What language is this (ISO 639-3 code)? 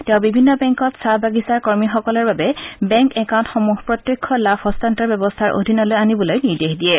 asm